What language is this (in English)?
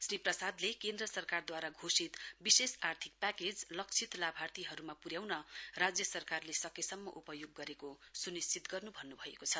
Nepali